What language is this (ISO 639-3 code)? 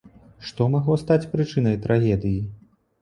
bel